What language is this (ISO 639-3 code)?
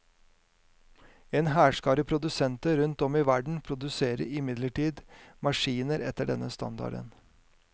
nor